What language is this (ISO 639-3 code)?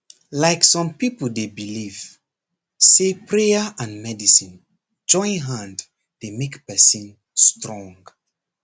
pcm